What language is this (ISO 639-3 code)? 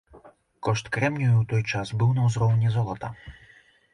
bel